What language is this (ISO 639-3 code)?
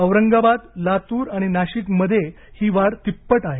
mar